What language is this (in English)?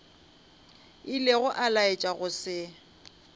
Northern Sotho